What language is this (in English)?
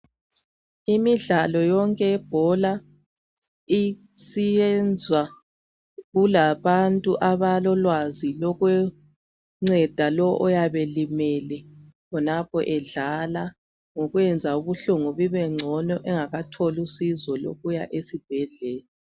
North Ndebele